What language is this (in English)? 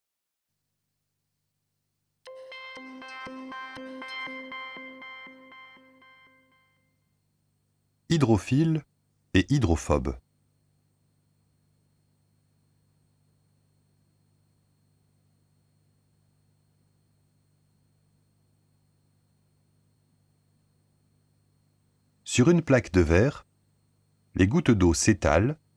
French